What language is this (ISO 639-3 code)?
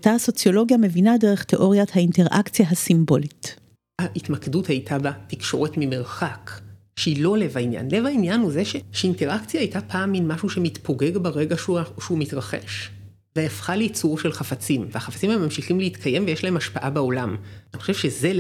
heb